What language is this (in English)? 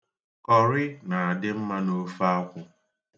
Igbo